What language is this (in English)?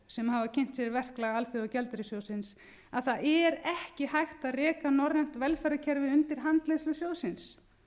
Icelandic